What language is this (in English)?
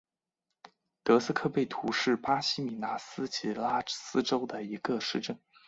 Chinese